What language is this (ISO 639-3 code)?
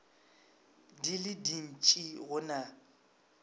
nso